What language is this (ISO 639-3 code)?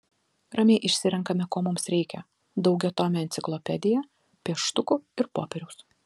lit